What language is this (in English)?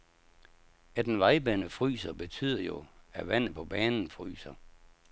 Danish